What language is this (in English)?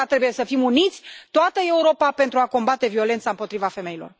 Romanian